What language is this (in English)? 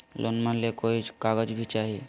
Magahi